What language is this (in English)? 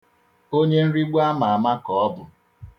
Igbo